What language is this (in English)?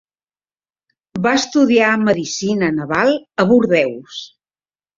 Catalan